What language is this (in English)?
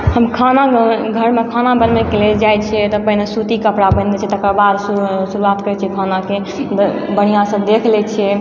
Maithili